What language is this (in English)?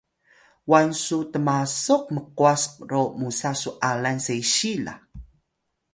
Atayal